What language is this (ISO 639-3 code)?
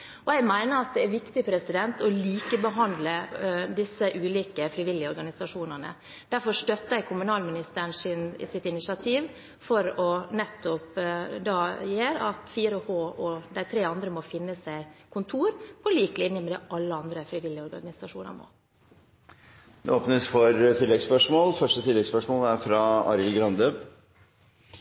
nob